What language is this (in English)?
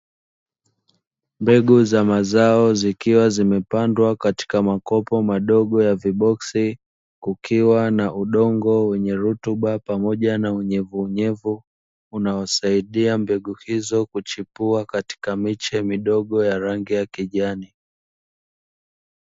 Swahili